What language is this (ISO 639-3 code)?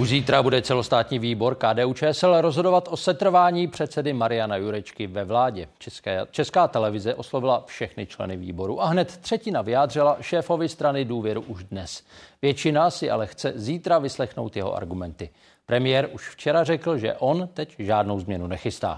ces